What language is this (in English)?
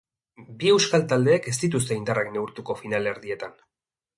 Basque